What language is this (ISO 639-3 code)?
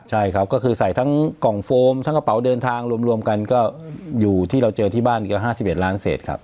tha